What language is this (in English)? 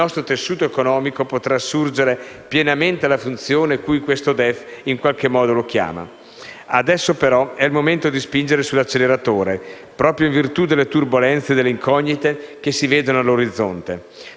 Italian